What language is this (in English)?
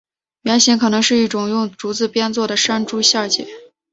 Chinese